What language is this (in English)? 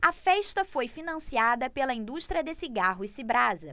Portuguese